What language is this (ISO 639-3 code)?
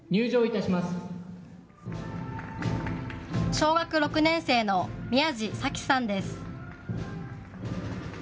jpn